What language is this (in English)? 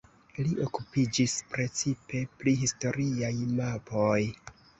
Esperanto